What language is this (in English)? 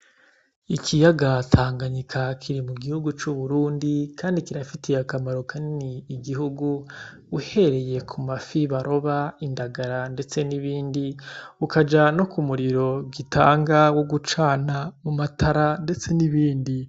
Rundi